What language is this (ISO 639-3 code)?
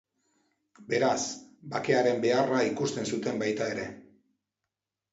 eus